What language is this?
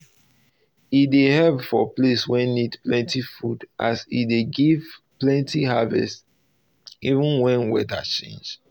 Nigerian Pidgin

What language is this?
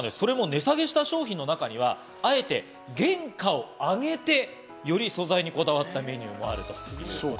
Japanese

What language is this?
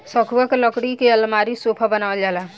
Bhojpuri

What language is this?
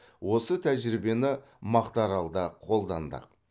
Kazakh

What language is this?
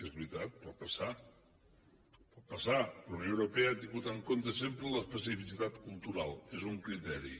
Catalan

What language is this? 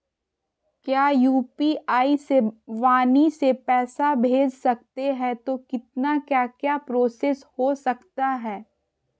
Magahi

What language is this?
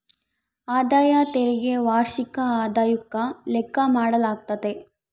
Kannada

